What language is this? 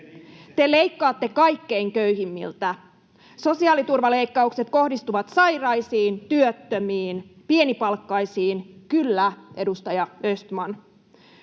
Finnish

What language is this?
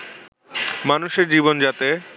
Bangla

